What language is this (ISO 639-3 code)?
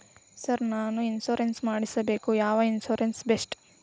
kan